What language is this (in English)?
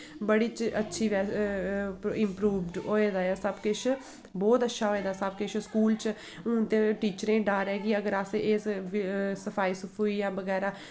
Dogri